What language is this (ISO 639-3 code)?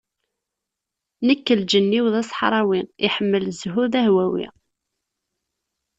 kab